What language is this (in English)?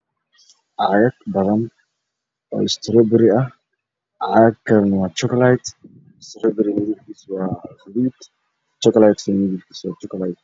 Somali